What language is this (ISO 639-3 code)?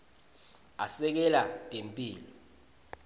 ssw